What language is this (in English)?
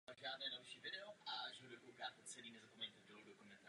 Czech